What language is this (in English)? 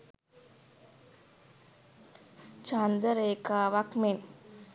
Sinhala